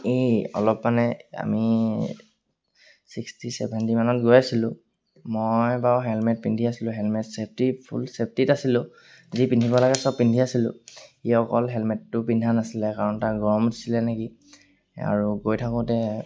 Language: Assamese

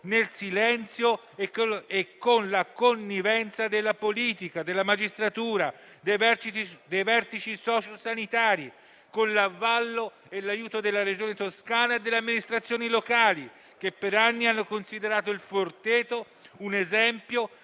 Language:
Italian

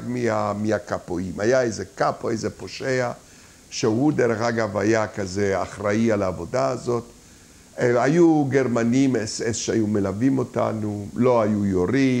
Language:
Hebrew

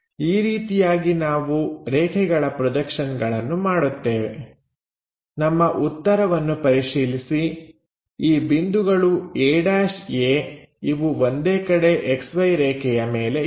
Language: Kannada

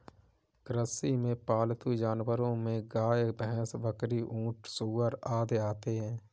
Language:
Hindi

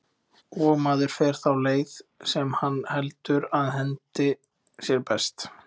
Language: Icelandic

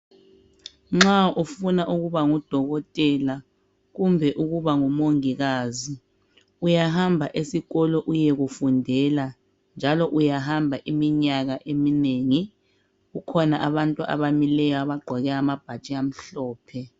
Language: North Ndebele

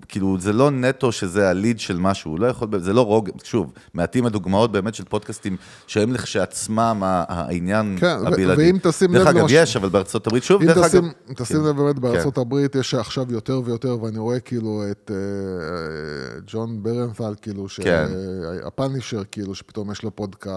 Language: Hebrew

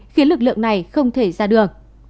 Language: Vietnamese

